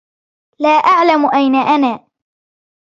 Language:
Arabic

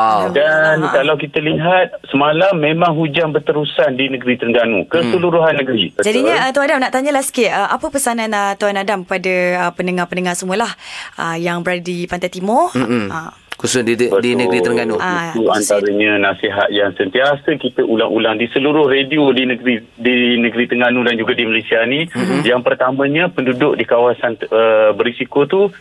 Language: Malay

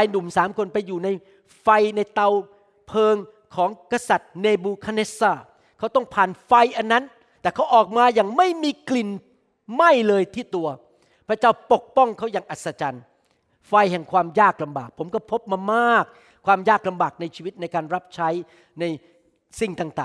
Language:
Thai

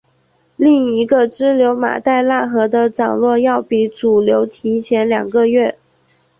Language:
Chinese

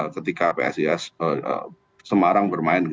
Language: Indonesian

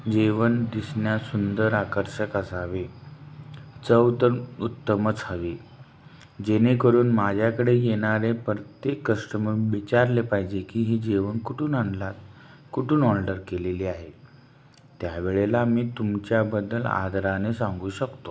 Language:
Marathi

